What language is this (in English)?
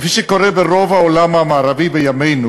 Hebrew